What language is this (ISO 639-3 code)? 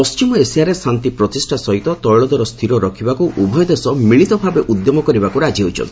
ori